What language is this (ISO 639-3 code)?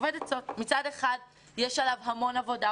heb